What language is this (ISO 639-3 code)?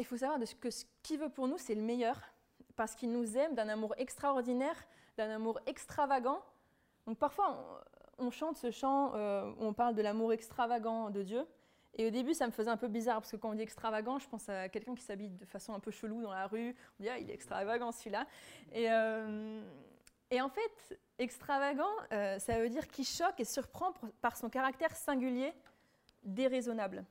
fra